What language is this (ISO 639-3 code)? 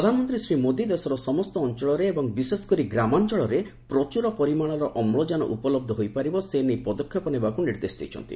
ori